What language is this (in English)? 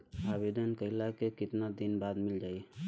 Bhojpuri